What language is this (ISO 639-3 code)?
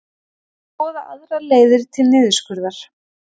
isl